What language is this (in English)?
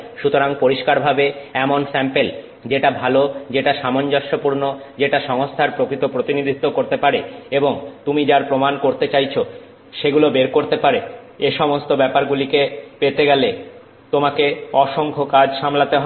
Bangla